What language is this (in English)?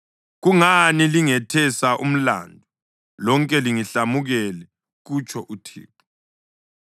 North Ndebele